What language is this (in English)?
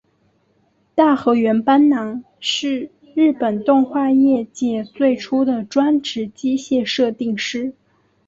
Chinese